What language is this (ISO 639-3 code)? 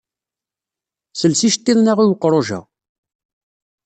kab